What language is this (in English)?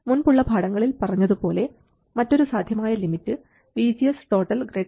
Malayalam